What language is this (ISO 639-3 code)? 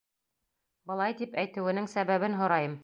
bak